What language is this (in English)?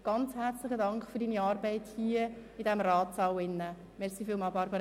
Swiss German